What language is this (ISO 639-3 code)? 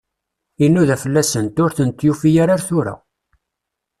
kab